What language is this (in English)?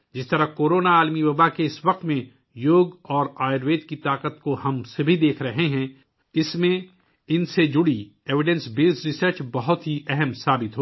Urdu